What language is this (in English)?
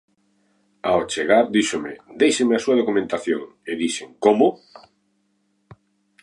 Galician